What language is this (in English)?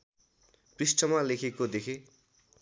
Nepali